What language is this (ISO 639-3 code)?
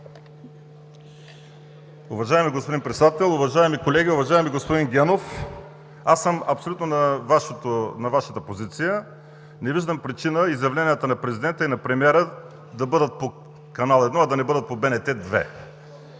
bul